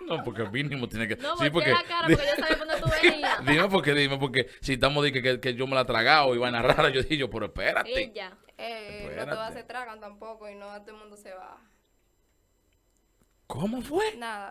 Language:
Spanish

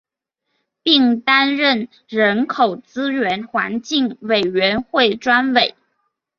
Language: Chinese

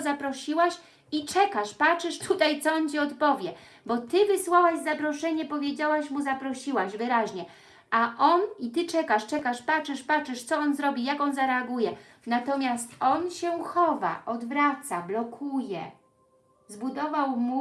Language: Polish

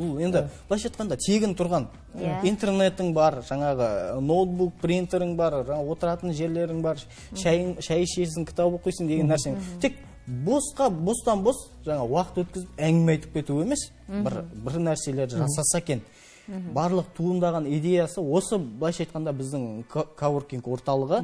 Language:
Russian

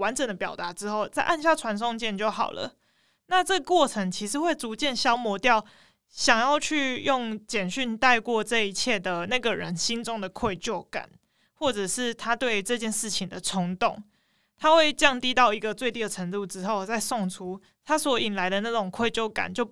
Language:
Chinese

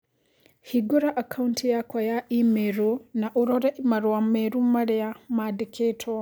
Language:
Kikuyu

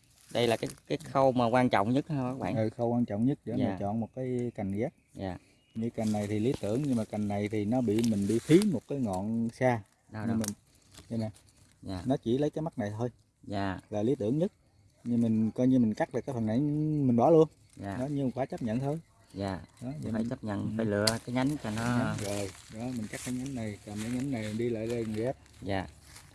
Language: Vietnamese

